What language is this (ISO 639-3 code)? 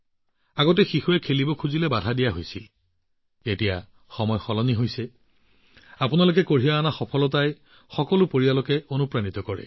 asm